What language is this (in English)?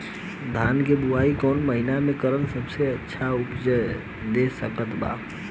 Bhojpuri